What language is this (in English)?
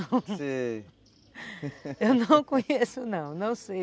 Portuguese